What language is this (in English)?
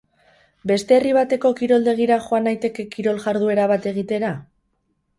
Basque